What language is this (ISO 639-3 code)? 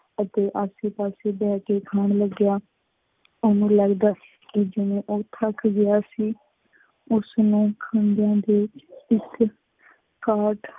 pan